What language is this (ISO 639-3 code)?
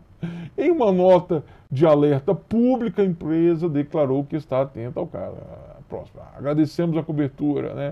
por